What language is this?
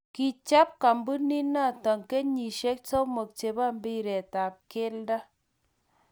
Kalenjin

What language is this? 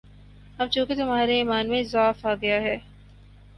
Urdu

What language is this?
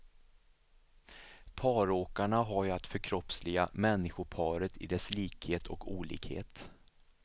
Swedish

